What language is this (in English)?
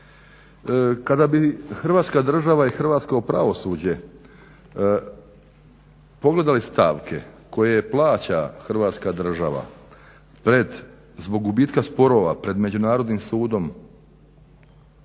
Croatian